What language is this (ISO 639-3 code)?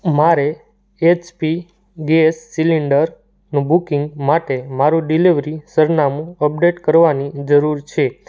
guj